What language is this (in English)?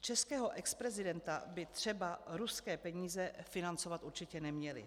Czech